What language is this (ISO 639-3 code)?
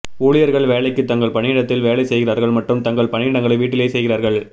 tam